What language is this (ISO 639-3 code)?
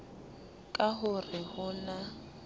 sot